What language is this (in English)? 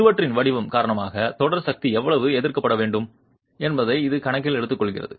Tamil